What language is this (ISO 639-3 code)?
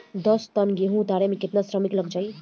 bho